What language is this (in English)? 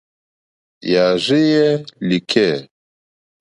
Mokpwe